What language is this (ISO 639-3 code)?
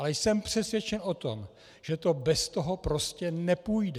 ces